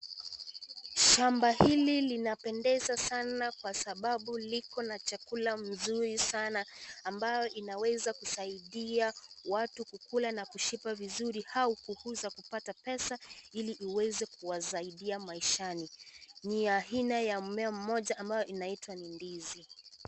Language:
Swahili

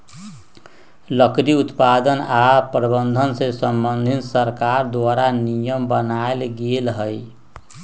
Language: Magahi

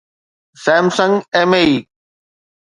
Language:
Sindhi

